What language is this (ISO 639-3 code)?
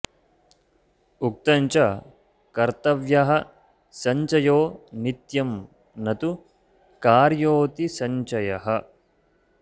san